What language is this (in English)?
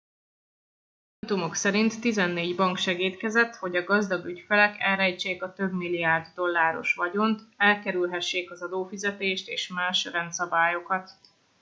Hungarian